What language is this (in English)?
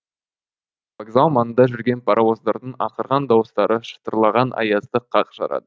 Kazakh